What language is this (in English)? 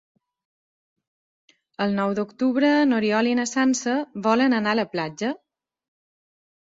Catalan